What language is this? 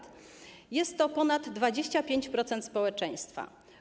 Polish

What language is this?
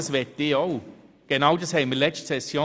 Swiss German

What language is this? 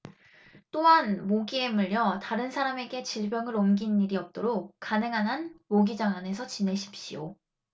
Korean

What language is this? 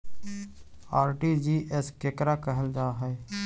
Magahi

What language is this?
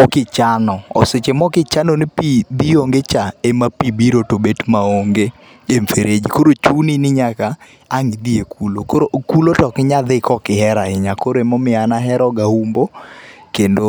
Luo (Kenya and Tanzania)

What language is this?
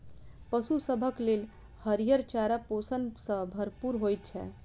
Maithili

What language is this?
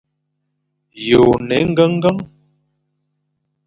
Fang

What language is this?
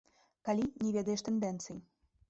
Belarusian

